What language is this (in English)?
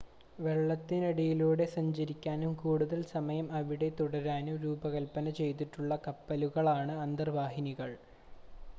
Malayalam